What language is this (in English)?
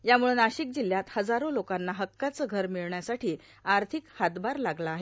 Marathi